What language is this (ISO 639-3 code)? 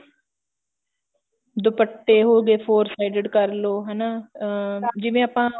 pan